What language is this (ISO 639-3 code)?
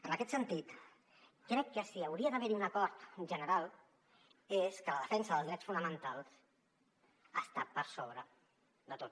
cat